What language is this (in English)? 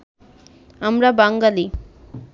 Bangla